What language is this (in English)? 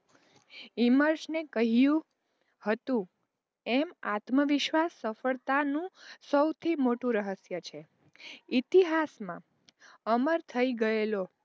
Gujarati